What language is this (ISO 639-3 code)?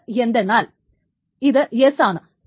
mal